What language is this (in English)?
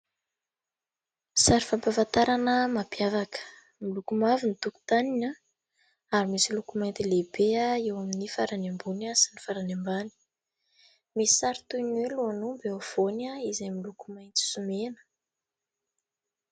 Malagasy